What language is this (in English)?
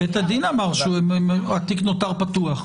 Hebrew